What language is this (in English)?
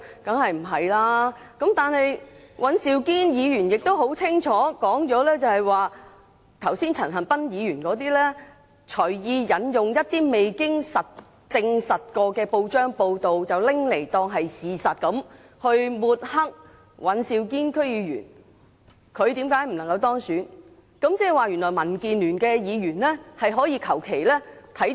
Cantonese